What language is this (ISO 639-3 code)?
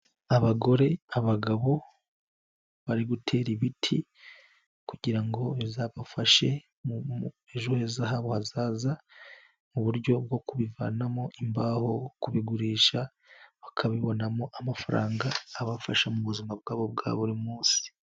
kin